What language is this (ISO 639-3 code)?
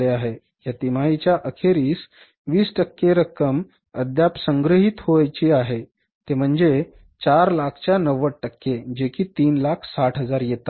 mar